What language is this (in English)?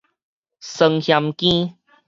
Min Nan Chinese